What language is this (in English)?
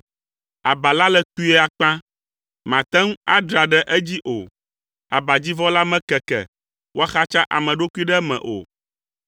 Ewe